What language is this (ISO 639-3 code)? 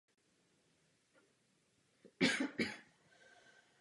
ces